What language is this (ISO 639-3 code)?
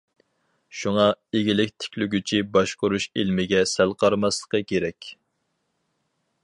uig